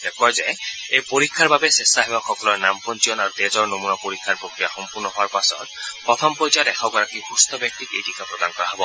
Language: Assamese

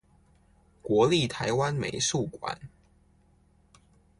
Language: Chinese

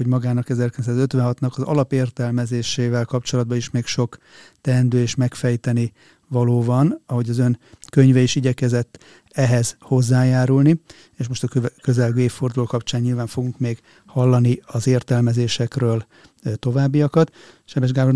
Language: Hungarian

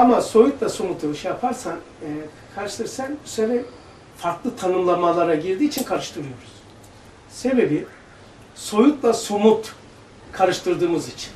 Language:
Turkish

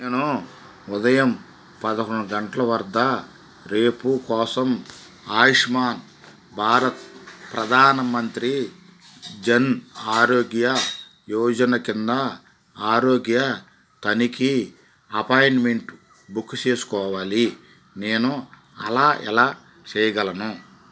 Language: Telugu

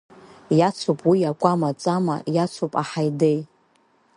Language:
Abkhazian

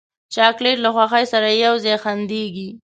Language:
Pashto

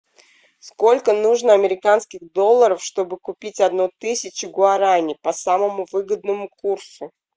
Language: Russian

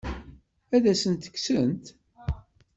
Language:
Kabyle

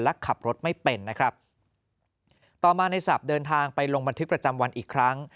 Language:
Thai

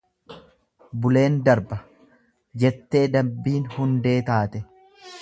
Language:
Oromo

